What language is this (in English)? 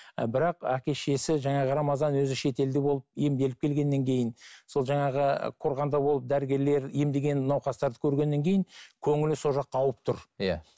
Kazakh